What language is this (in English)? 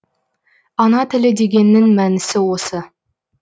Kazakh